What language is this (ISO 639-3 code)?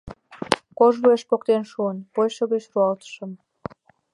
chm